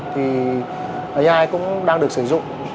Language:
Vietnamese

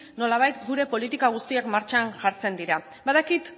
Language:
Basque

